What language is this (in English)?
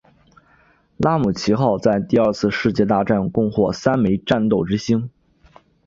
Chinese